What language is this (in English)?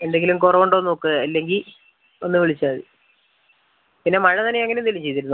Malayalam